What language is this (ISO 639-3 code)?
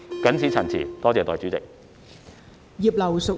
yue